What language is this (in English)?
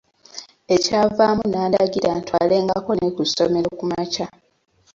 Ganda